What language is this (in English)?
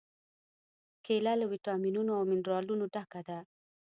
Pashto